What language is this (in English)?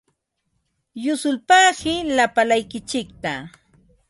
Ambo-Pasco Quechua